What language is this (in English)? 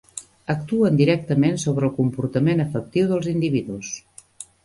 Catalan